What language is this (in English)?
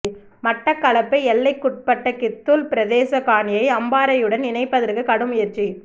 Tamil